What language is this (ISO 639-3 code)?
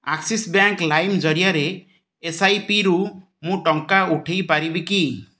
ori